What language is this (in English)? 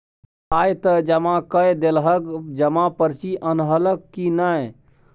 Maithili